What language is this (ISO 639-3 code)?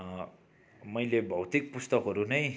nep